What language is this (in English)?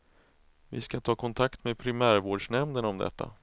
Swedish